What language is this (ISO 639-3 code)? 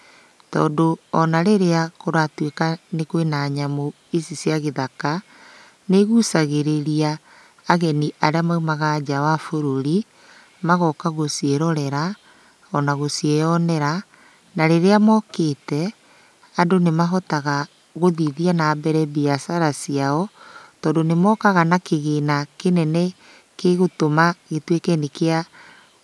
kik